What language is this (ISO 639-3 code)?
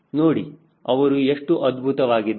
kan